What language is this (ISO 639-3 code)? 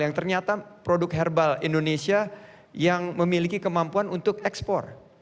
ind